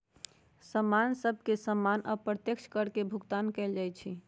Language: Magahi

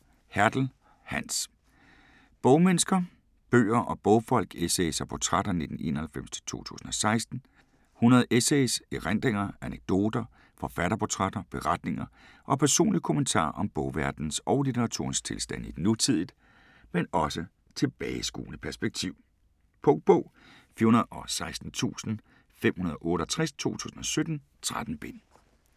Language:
Danish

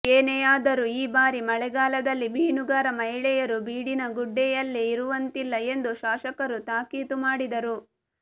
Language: Kannada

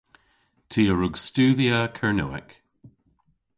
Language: Cornish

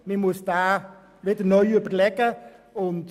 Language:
Swiss German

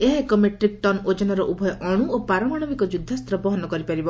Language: Odia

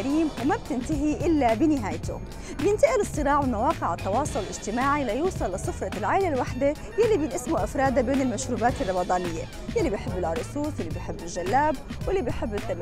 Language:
Arabic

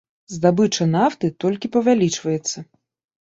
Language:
Belarusian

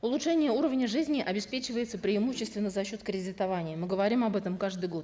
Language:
Kazakh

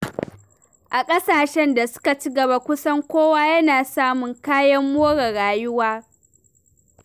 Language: Hausa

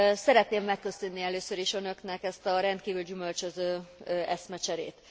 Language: Hungarian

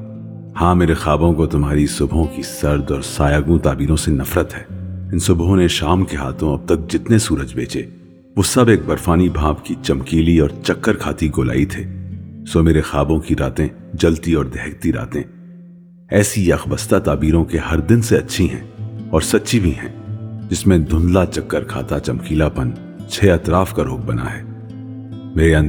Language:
Urdu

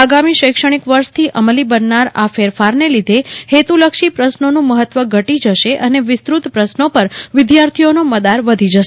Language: Gujarati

